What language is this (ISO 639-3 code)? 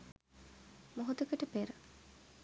sin